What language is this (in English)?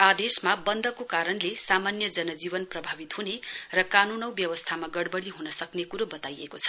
Nepali